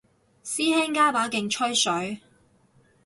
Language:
Cantonese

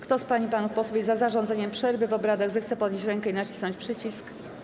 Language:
Polish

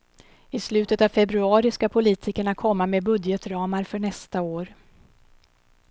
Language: Swedish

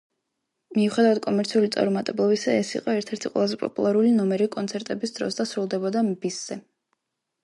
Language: Georgian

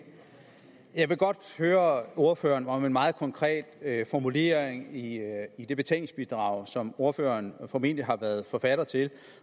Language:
Danish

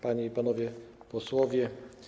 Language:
Polish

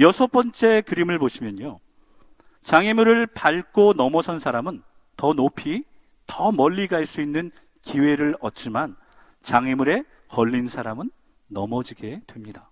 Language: Korean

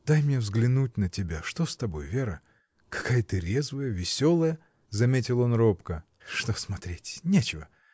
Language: Russian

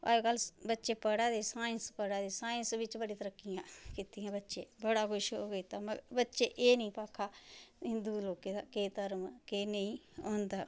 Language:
Dogri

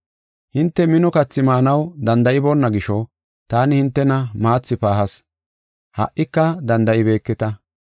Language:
Gofa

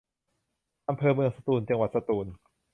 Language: Thai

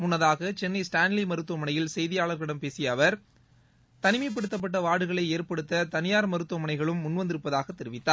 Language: Tamil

